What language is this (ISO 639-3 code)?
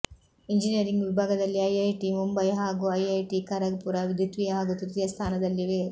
kan